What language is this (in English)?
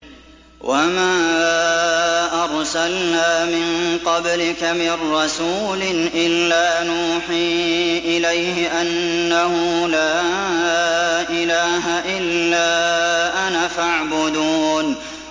Arabic